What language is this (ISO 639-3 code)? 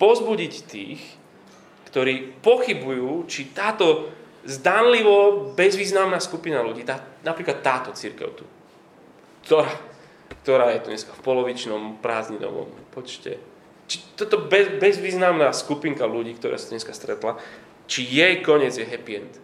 slk